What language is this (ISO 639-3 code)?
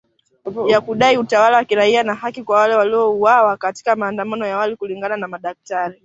swa